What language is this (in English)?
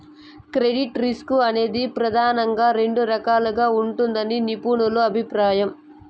Telugu